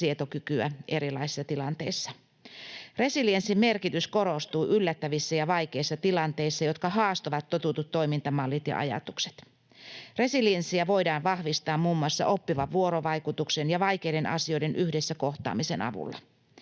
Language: Finnish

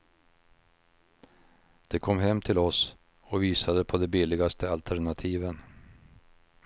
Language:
Swedish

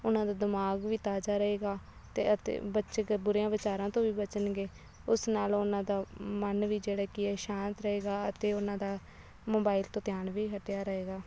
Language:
Punjabi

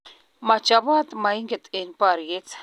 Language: Kalenjin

